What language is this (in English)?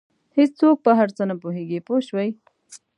Pashto